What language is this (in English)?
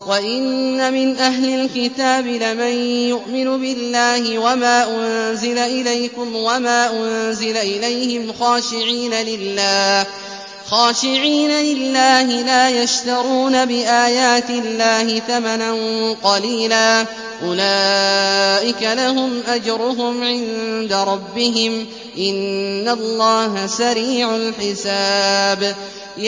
Arabic